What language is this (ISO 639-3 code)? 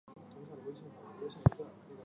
zho